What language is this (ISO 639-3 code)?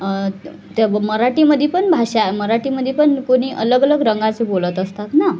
mar